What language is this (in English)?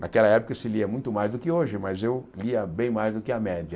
Portuguese